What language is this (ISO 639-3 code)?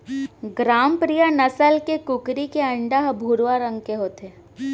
hne